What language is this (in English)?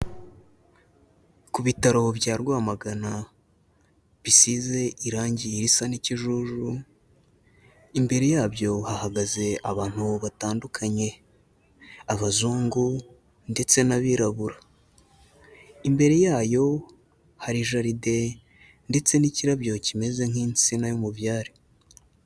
Kinyarwanda